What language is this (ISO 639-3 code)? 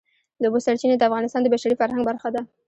pus